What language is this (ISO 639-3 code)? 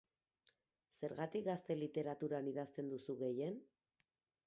eus